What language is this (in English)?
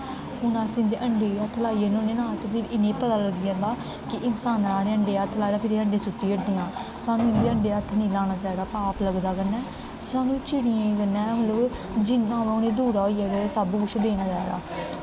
Dogri